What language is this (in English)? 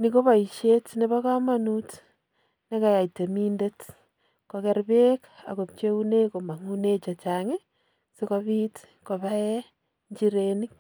Kalenjin